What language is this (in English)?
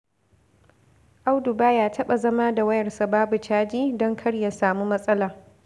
Hausa